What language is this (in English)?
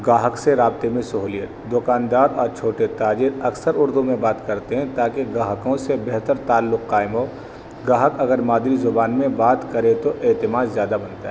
Urdu